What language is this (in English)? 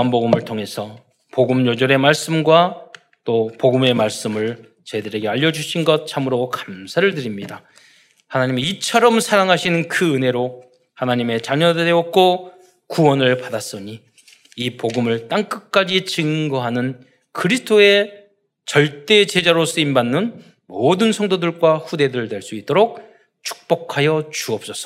Korean